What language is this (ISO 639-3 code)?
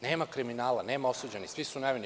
srp